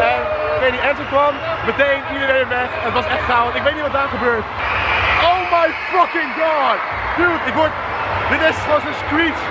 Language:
Dutch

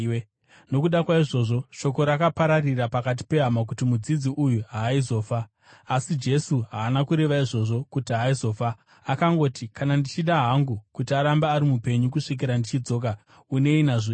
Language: Shona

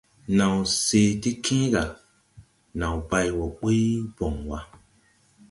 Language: Tupuri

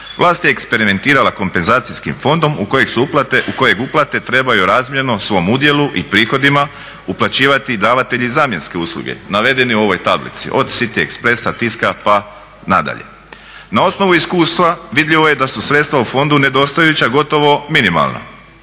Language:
Croatian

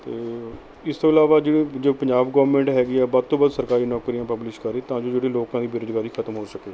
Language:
Punjabi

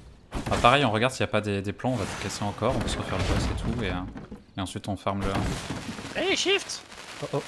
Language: French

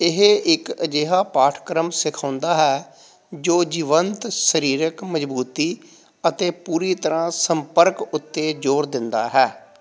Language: Punjabi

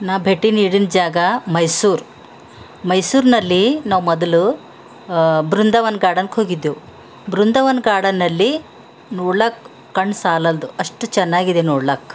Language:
Kannada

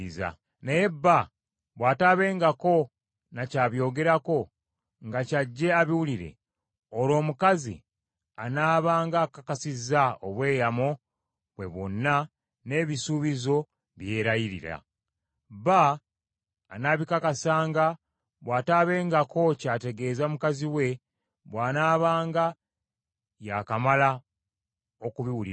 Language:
Ganda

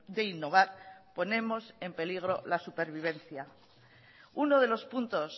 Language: Spanish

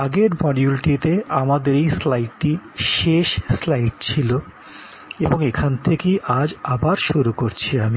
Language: Bangla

